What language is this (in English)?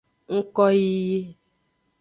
Aja (Benin)